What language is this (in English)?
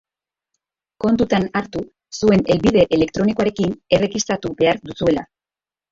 Basque